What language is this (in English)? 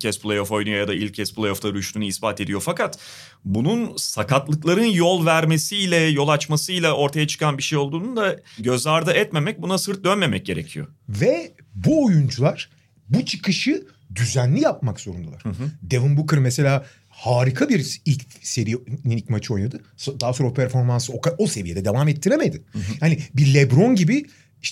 Turkish